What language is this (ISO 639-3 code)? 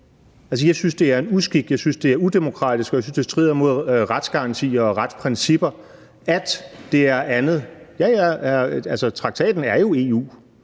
dan